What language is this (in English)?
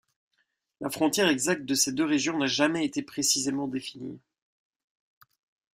French